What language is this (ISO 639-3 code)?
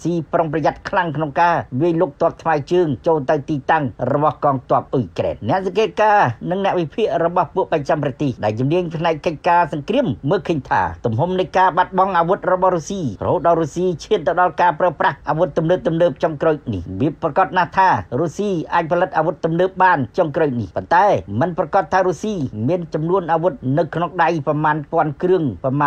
tha